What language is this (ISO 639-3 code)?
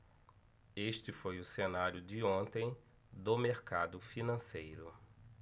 por